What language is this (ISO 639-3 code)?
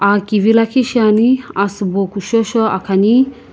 nsm